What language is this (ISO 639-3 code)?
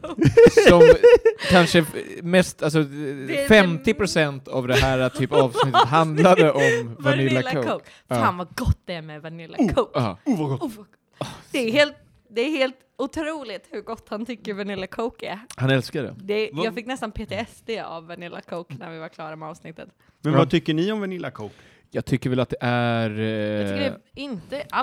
swe